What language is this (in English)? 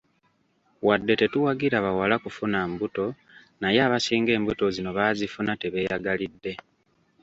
Ganda